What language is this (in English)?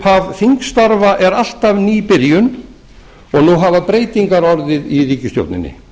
Icelandic